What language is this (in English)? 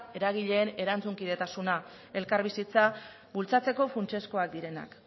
Basque